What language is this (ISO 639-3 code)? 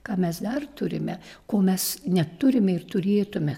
lit